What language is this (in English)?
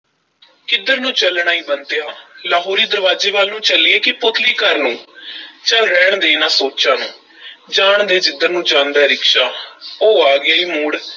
Punjabi